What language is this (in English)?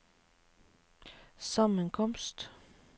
Norwegian